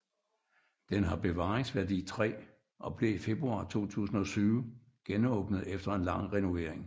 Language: Danish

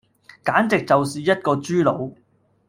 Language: Cantonese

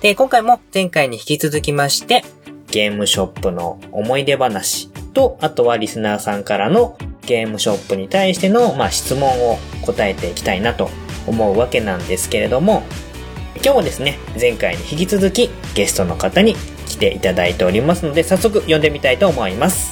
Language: Japanese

